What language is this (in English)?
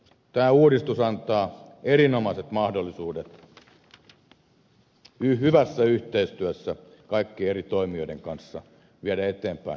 Finnish